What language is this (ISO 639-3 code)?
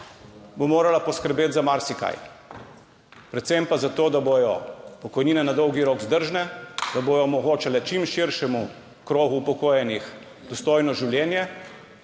slv